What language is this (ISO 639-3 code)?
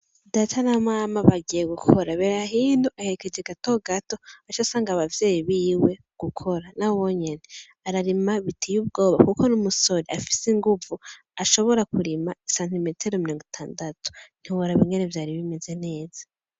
run